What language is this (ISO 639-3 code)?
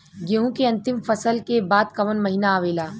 bho